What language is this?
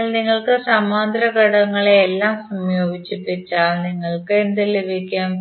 Malayalam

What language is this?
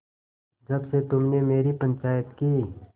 Hindi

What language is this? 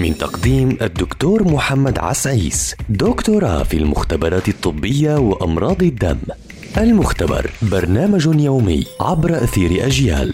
Arabic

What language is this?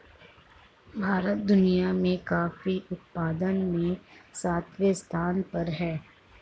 Hindi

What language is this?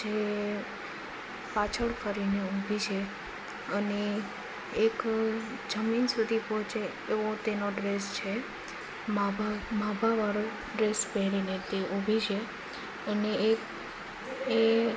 Gujarati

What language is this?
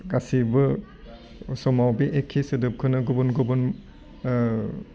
Bodo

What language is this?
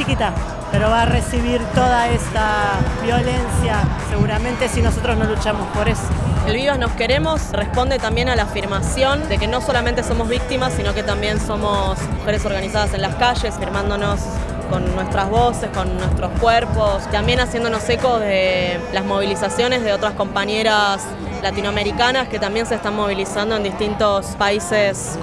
Spanish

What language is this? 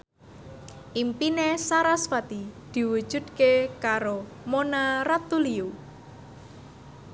Javanese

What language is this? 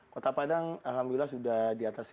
Indonesian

